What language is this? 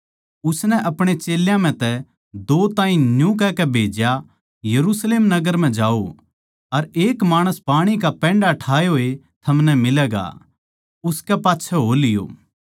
Haryanvi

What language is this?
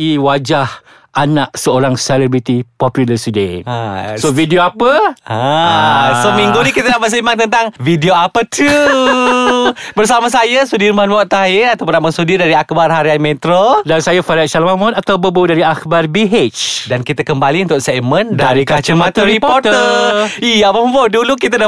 Malay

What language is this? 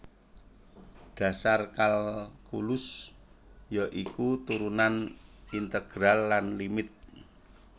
Javanese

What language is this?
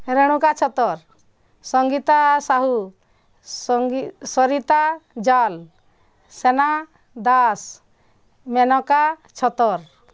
Odia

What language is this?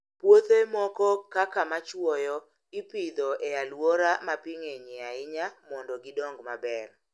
Luo (Kenya and Tanzania)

